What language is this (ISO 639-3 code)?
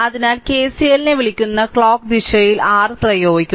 mal